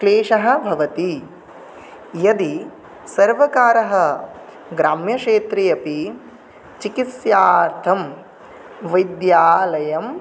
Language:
Sanskrit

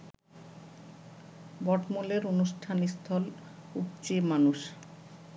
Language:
Bangla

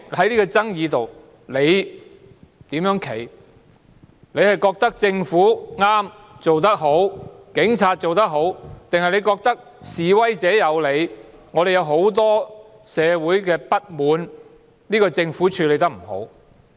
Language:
Cantonese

